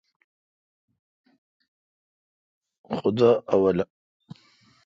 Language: Kalkoti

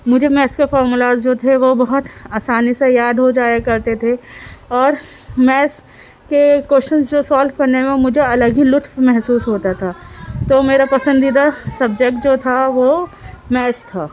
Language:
Urdu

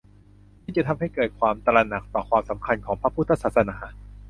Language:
Thai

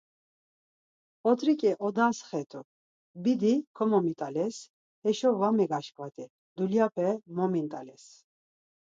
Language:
Laz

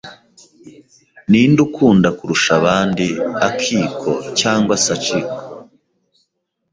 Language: Kinyarwanda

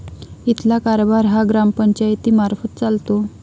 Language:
Marathi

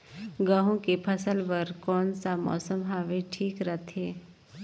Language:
Chhattisgarhi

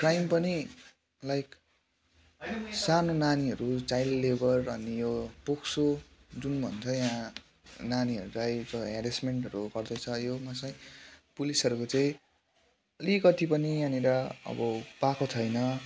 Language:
Nepali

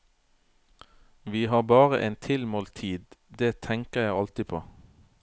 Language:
Norwegian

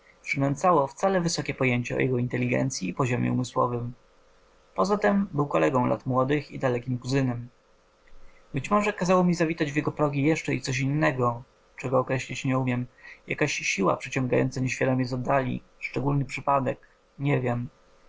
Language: Polish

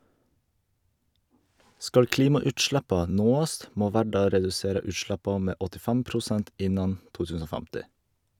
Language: Norwegian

